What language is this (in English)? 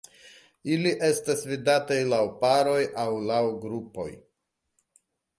Esperanto